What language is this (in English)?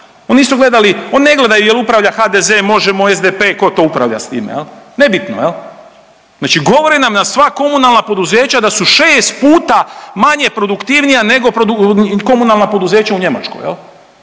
Croatian